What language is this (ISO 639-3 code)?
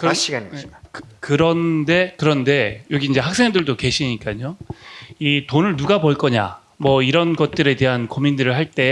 kor